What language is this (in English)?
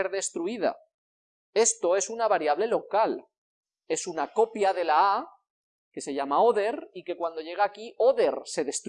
Spanish